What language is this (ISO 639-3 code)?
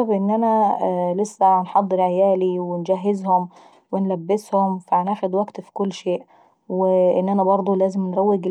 aec